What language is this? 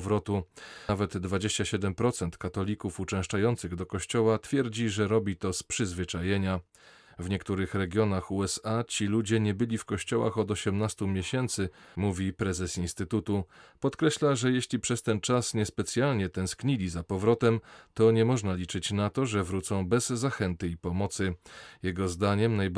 Polish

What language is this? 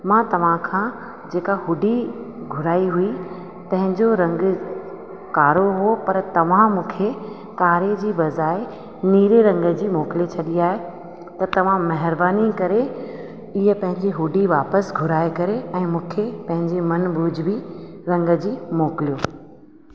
Sindhi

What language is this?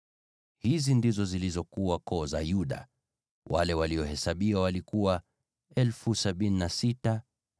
Swahili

